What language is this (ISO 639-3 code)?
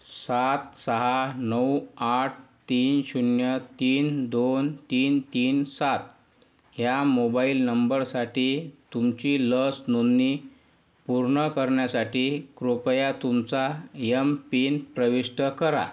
mar